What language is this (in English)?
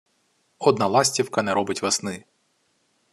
Ukrainian